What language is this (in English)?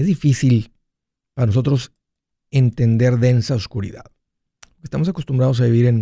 Spanish